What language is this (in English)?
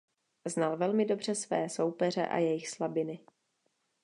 Czech